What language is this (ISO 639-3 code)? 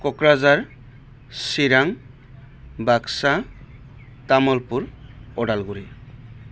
brx